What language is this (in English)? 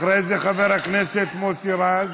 Hebrew